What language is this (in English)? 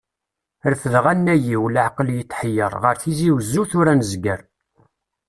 Kabyle